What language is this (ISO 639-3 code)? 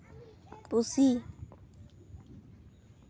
sat